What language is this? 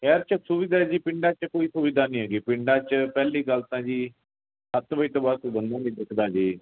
Punjabi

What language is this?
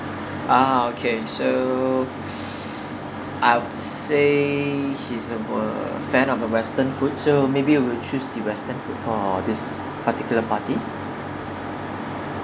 English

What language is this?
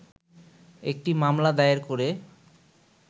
Bangla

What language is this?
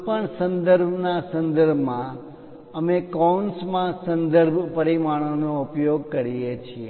Gujarati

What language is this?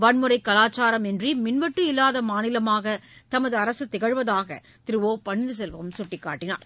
Tamil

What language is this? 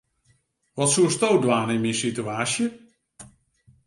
Western Frisian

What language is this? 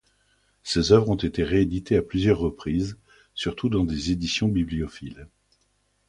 French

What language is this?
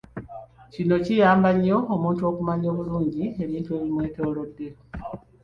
Ganda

